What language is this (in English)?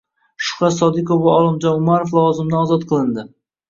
Uzbek